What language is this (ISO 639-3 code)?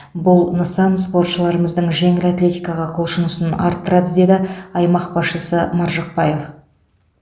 kaz